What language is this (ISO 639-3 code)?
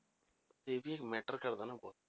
pan